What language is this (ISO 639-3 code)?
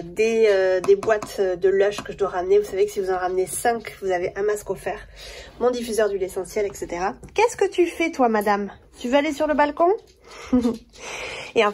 fra